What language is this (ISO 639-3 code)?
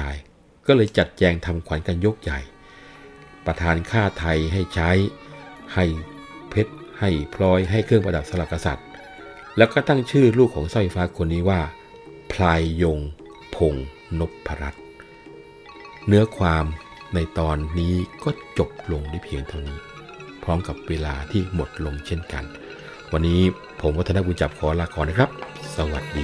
tha